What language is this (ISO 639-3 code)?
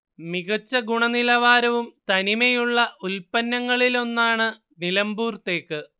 mal